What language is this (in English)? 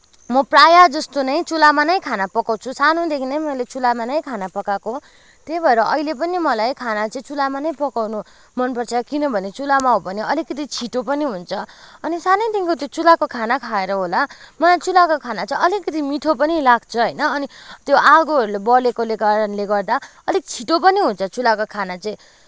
Nepali